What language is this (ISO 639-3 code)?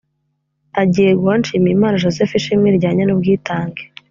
kin